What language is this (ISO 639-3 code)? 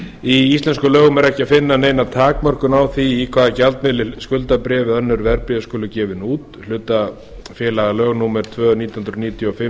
isl